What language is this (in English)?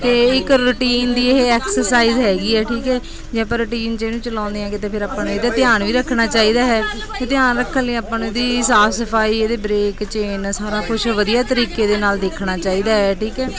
Punjabi